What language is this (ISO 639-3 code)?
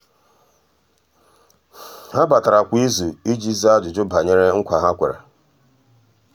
ibo